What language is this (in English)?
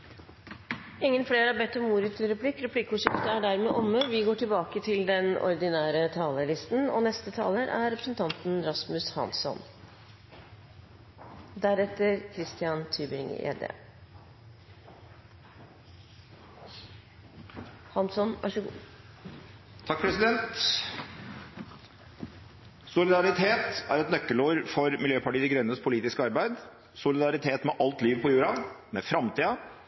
Norwegian Bokmål